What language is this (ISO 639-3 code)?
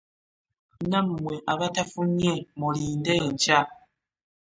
lug